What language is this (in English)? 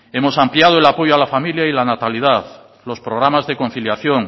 Spanish